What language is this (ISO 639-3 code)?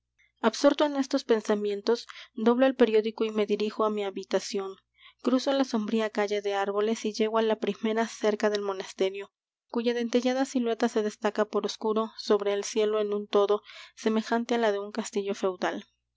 spa